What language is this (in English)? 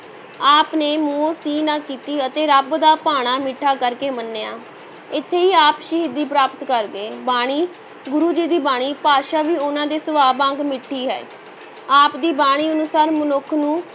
Punjabi